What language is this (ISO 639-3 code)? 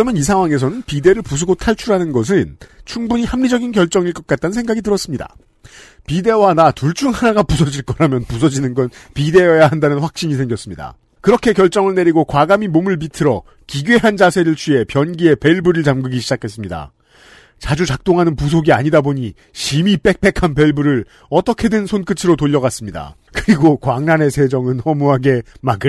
kor